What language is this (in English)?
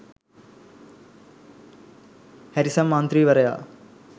Sinhala